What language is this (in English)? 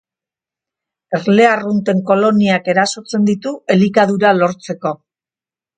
Basque